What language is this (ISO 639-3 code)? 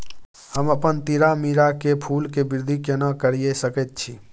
mai